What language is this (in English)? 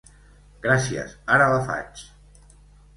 Catalan